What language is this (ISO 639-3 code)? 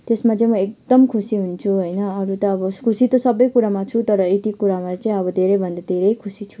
nep